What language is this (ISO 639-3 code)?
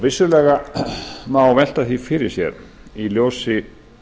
isl